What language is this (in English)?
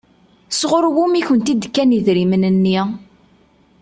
Kabyle